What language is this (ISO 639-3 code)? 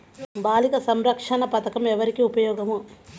tel